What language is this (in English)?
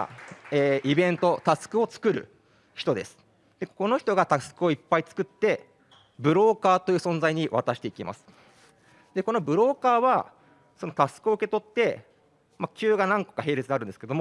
Japanese